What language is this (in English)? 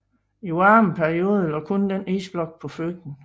Danish